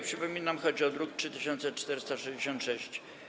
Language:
Polish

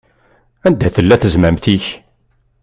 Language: Kabyle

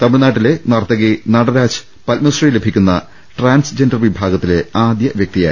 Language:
Malayalam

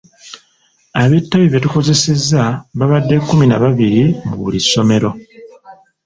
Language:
Ganda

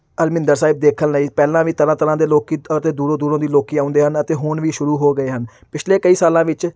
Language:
Punjabi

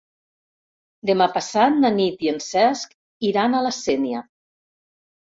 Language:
Catalan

